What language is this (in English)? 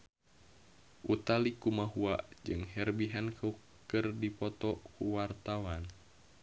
Sundanese